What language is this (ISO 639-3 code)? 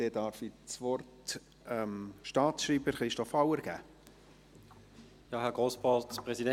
gsw